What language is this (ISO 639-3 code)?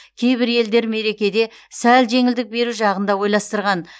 kaz